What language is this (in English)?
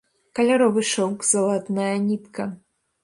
Belarusian